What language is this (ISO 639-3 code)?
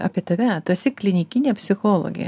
lit